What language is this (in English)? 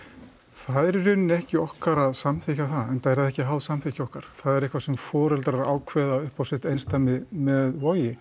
Icelandic